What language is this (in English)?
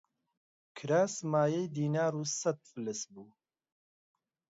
Central Kurdish